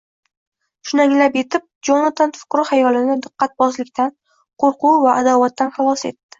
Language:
Uzbek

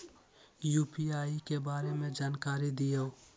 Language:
Magahi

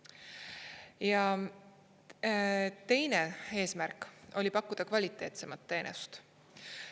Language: Estonian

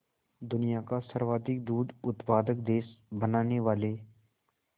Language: Hindi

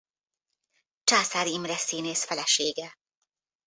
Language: Hungarian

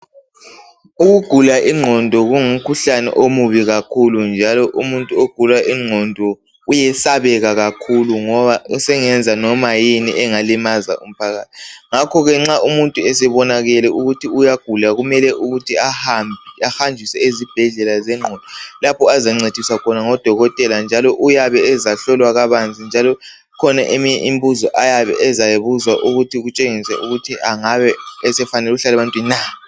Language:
North Ndebele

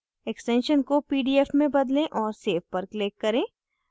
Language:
Hindi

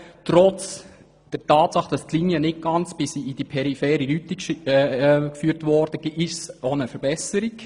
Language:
Swiss German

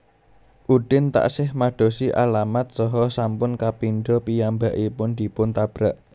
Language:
Javanese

